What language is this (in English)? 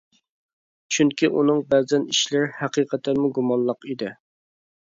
Uyghur